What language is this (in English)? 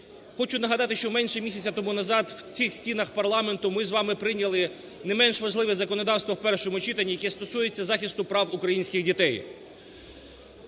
Ukrainian